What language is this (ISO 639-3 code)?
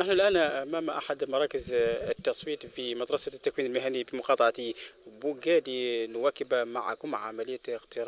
ara